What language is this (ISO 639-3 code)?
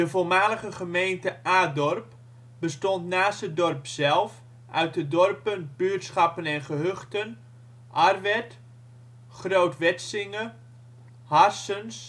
nld